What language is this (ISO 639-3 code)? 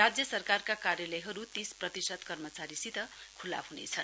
nep